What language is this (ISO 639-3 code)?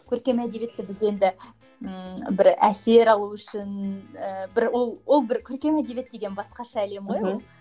kaz